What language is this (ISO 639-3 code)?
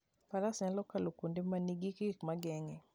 luo